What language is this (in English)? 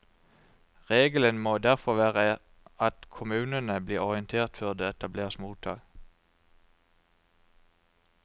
Norwegian